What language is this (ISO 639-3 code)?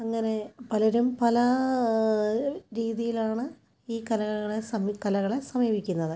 mal